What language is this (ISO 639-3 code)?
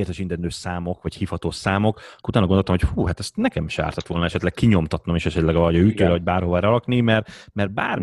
hun